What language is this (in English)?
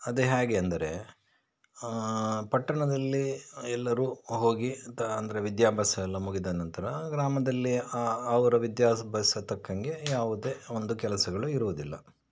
Kannada